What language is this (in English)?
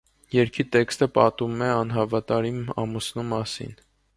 Armenian